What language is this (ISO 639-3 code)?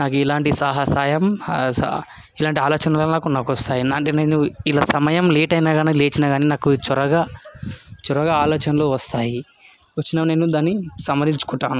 tel